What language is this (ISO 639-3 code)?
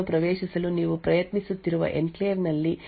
kan